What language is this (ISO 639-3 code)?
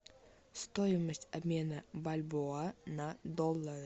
rus